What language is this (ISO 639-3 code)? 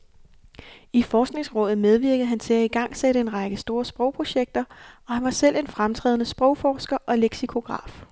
dan